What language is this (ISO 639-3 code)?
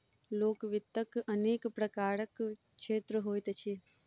mai